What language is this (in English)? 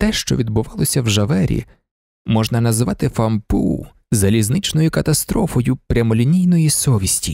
Ukrainian